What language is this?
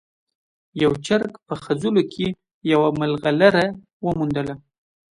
Pashto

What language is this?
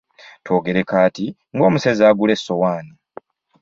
Ganda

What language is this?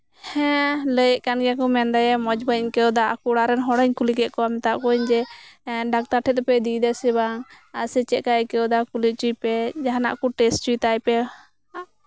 Santali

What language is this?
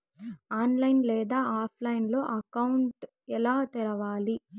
Telugu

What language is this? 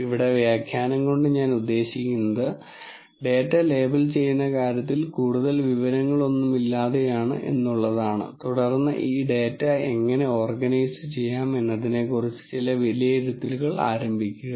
Malayalam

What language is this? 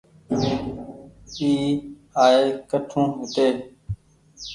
Goaria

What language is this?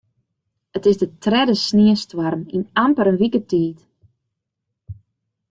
Western Frisian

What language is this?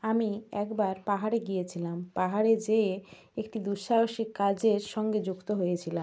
Bangla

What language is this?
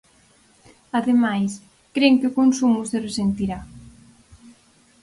Galician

